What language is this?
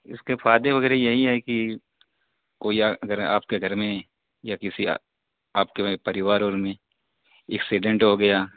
Urdu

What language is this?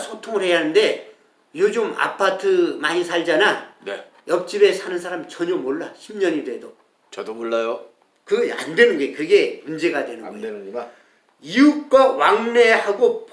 Korean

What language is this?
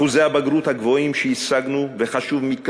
Hebrew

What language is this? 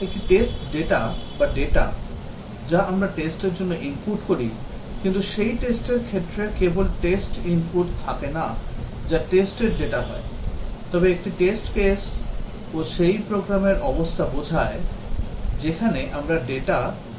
Bangla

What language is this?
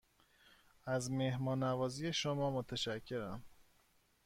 Persian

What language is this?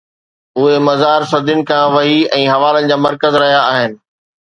Sindhi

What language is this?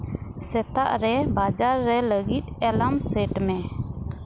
Santali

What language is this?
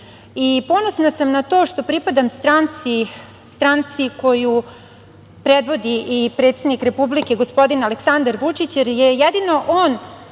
Serbian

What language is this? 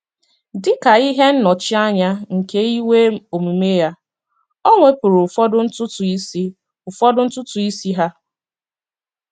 Igbo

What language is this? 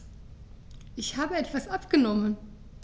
German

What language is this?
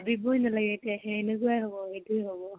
Assamese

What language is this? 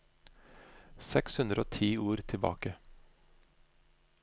Norwegian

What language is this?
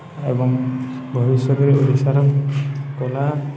Odia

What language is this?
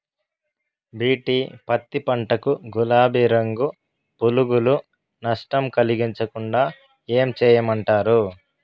Telugu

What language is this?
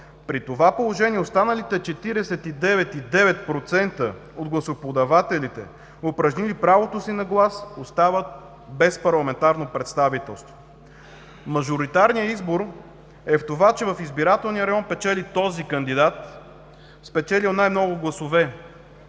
Bulgarian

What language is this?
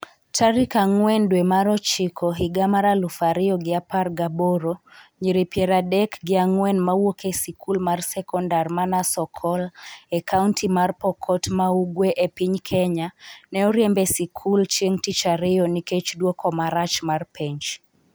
Luo (Kenya and Tanzania)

